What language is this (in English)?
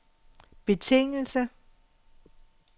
Danish